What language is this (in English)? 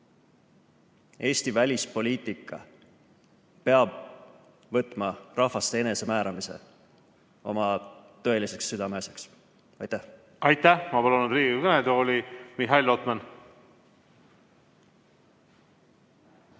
Estonian